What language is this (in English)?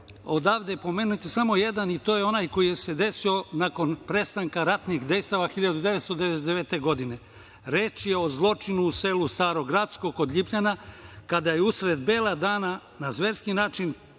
Serbian